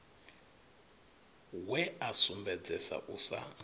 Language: Venda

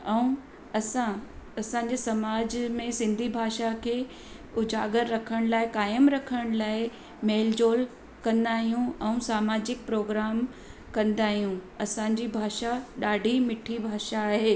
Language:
Sindhi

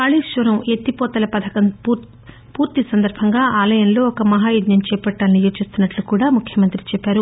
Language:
Telugu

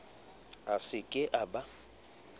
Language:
Southern Sotho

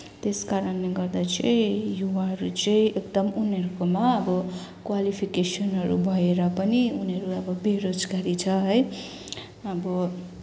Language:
Nepali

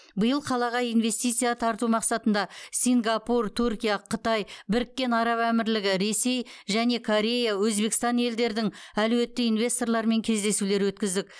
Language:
Kazakh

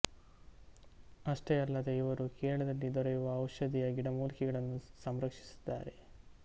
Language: Kannada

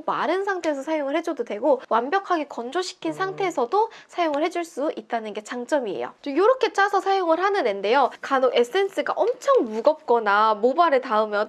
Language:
Korean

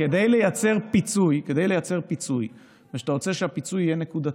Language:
Hebrew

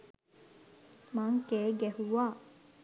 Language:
Sinhala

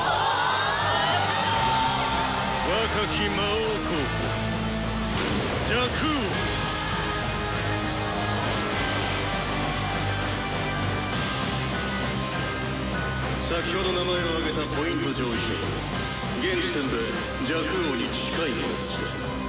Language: Japanese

